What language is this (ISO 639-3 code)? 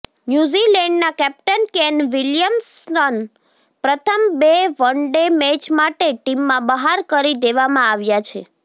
guj